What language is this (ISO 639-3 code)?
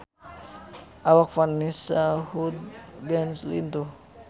sun